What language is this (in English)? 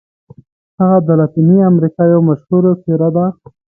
Pashto